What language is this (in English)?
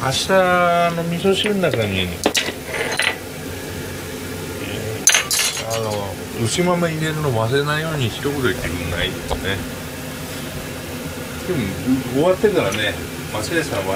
Japanese